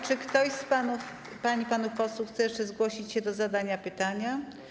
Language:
Polish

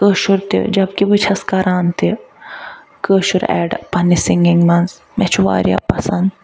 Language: Kashmiri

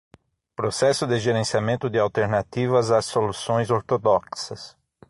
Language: Portuguese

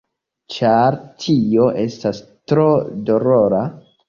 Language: Esperanto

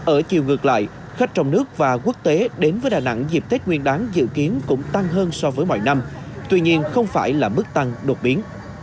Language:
Vietnamese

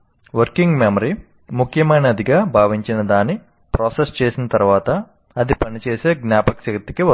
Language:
Telugu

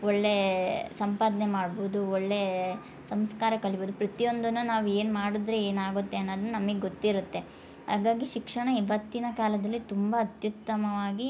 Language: Kannada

